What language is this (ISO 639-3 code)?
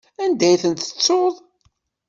kab